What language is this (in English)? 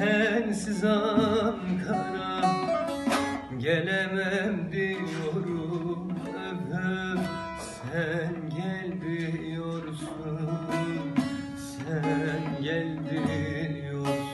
Turkish